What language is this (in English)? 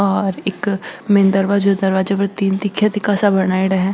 Marwari